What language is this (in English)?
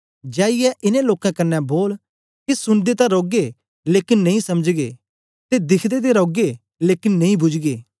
Dogri